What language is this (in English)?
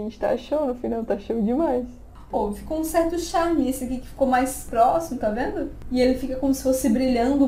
Portuguese